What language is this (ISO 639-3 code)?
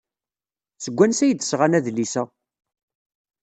kab